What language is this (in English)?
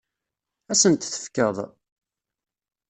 Kabyle